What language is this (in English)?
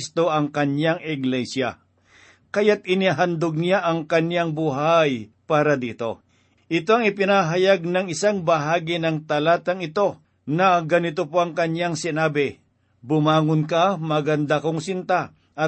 Filipino